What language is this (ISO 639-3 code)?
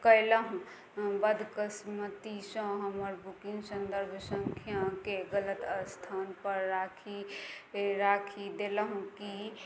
mai